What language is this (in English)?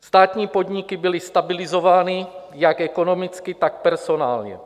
Czech